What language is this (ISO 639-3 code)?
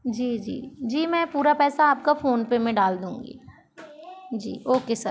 hin